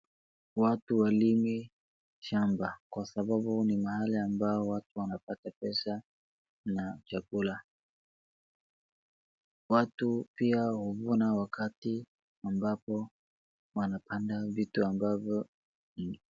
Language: Swahili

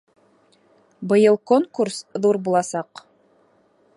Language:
Bashkir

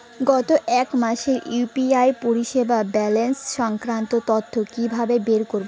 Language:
Bangla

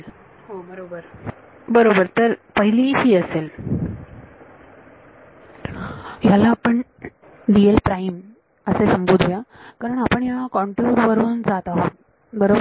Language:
Marathi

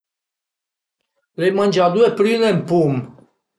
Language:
Piedmontese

